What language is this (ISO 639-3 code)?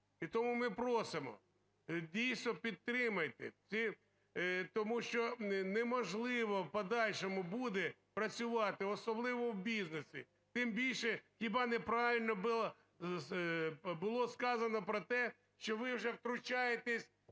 ukr